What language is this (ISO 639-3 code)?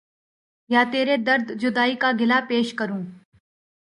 urd